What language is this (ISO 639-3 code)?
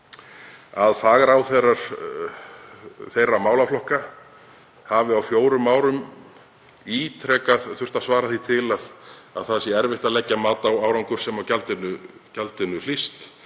isl